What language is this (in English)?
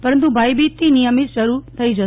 Gujarati